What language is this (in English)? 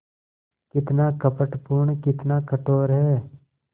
Hindi